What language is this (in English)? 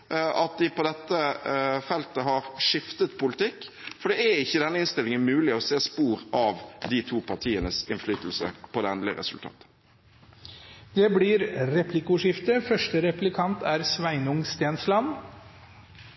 Norwegian Bokmål